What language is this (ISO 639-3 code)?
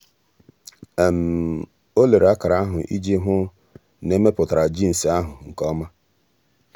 ibo